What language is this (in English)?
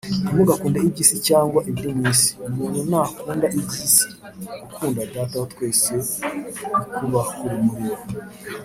Kinyarwanda